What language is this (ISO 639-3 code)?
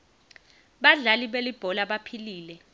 ssw